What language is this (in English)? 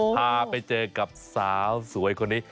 Thai